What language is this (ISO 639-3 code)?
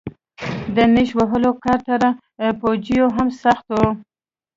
pus